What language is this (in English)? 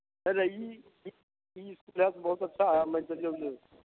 Maithili